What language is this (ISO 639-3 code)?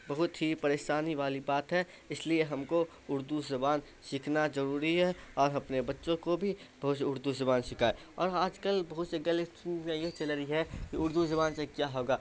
urd